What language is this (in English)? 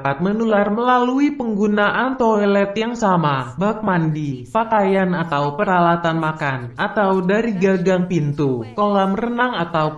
Indonesian